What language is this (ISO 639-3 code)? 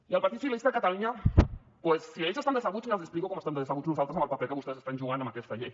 cat